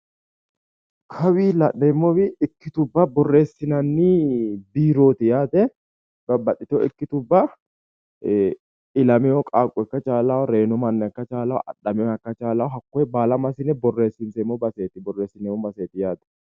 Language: Sidamo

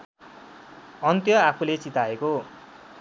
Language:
Nepali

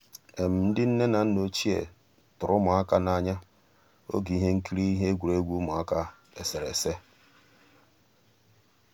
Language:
Igbo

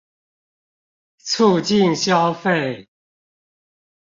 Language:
Chinese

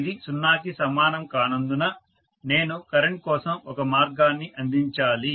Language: Telugu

